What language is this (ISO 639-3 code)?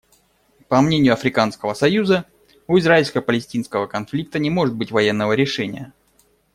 rus